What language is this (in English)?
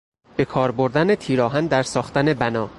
Persian